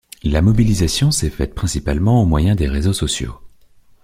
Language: French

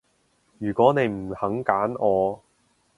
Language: Cantonese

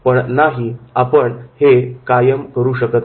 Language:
Marathi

